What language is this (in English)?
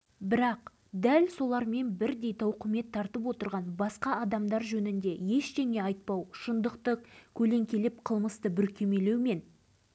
Kazakh